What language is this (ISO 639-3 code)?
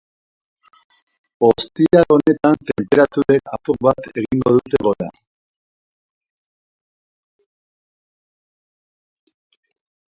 eus